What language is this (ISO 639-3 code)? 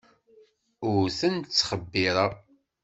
kab